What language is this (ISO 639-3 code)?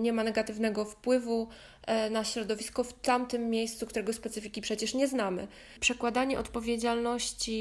pol